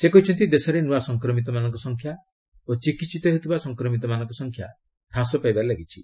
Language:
Odia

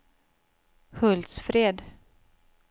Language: Swedish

